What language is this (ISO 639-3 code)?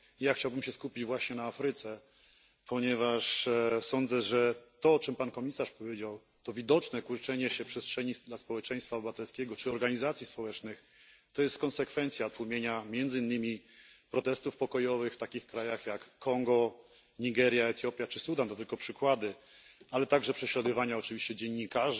pol